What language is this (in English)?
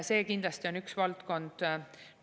Estonian